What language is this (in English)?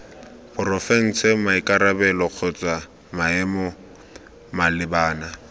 Tswana